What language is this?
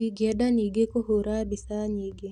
Kikuyu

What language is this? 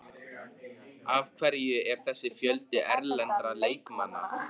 Icelandic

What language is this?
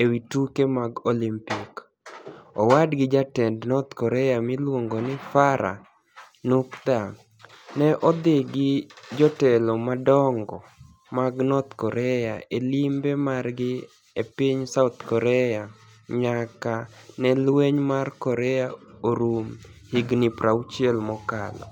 Luo (Kenya and Tanzania)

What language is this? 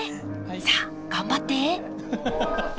Japanese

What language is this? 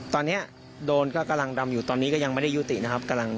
Thai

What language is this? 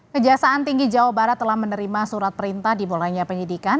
Indonesian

